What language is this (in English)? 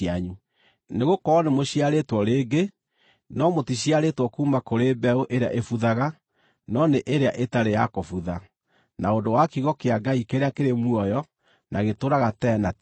Kikuyu